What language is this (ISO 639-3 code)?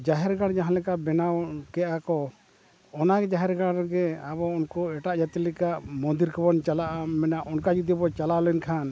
sat